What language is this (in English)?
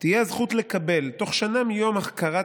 Hebrew